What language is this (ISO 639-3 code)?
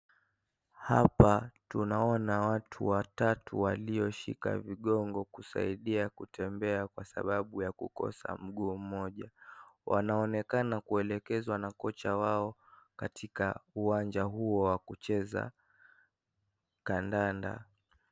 swa